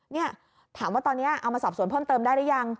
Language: Thai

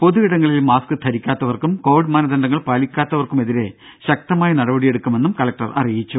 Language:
Malayalam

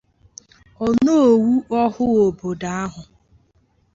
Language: Igbo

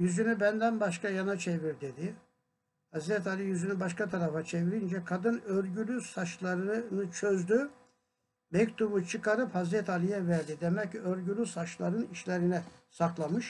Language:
Turkish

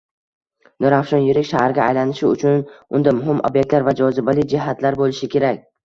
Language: Uzbek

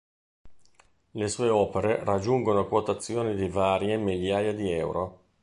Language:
Italian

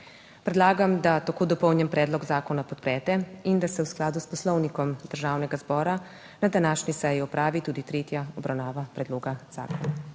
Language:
Slovenian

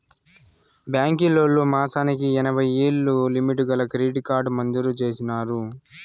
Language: Telugu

